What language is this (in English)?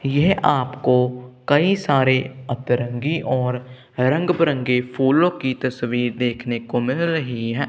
Hindi